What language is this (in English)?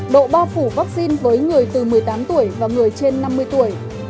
Vietnamese